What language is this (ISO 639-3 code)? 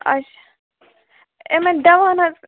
kas